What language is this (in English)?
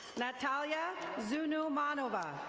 English